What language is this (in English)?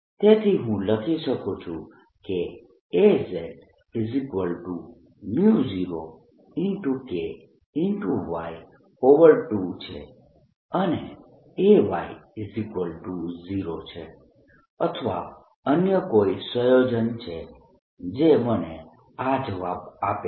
Gujarati